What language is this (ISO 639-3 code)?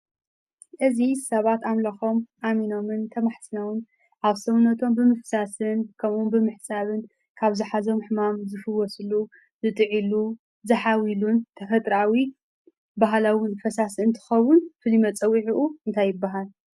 tir